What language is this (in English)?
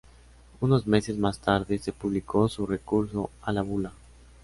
Spanish